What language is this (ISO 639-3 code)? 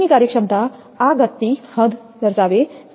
guj